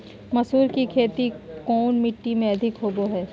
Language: Magahi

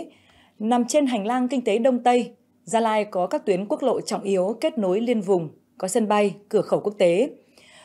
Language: Vietnamese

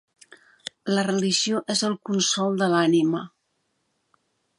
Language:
Catalan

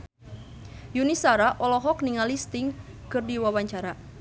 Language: Sundanese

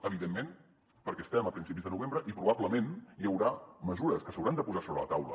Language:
Catalan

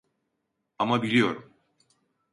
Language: Turkish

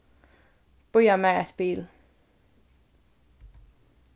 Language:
Faroese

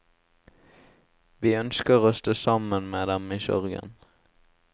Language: Norwegian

